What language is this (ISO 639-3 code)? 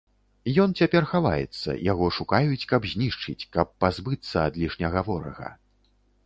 bel